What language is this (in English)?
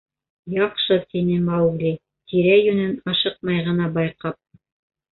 Bashkir